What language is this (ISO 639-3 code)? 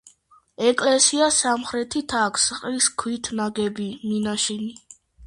kat